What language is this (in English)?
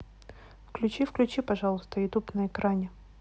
Russian